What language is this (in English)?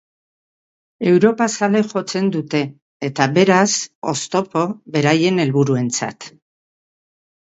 Basque